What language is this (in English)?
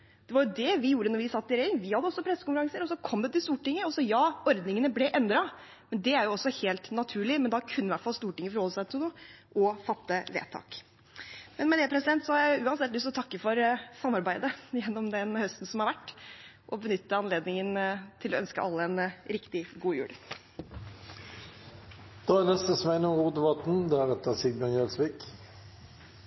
Norwegian